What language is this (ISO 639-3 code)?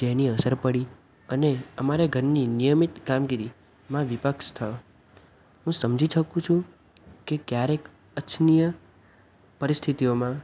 guj